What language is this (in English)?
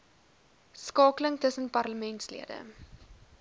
Afrikaans